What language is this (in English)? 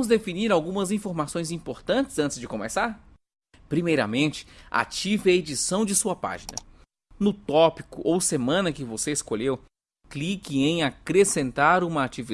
Portuguese